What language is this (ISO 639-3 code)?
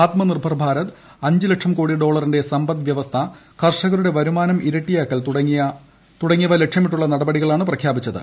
mal